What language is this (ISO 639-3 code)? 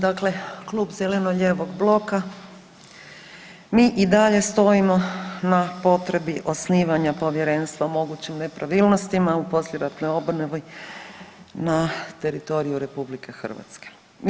hrv